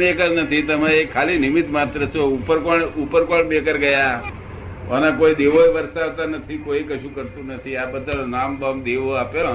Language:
Gujarati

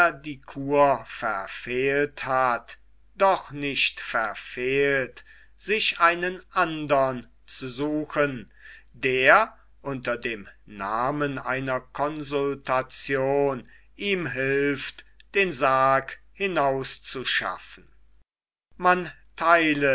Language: German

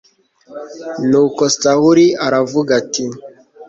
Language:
Kinyarwanda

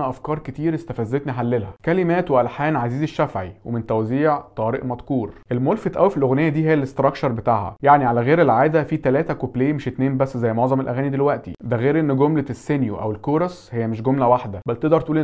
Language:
Arabic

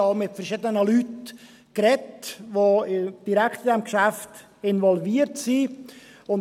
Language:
Swiss German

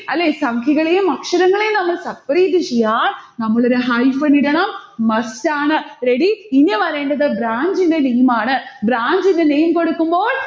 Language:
Malayalam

